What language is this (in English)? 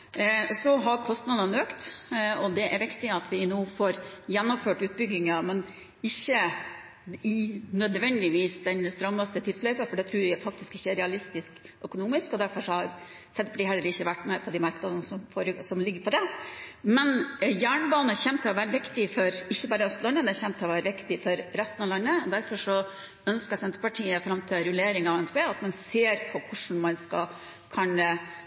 Norwegian Bokmål